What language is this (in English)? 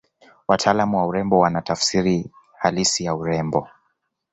Swahili